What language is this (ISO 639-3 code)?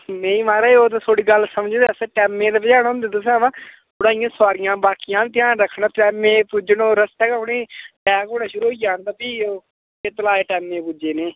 doi